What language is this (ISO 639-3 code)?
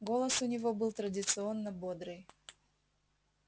rus